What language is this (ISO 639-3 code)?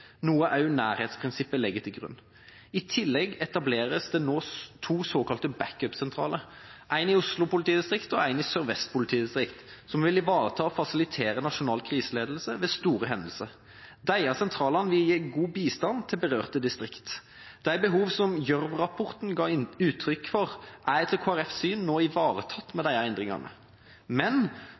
nob